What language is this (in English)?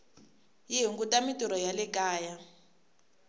Tsonga